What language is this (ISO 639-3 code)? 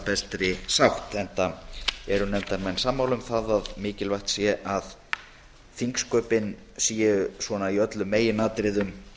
isl